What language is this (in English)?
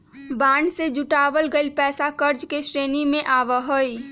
Magahi